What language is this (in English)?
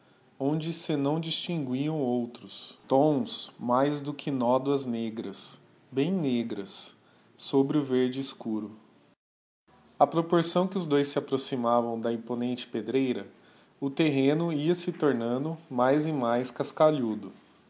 Portuguese